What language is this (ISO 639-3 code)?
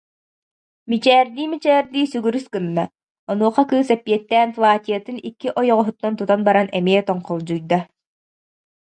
sah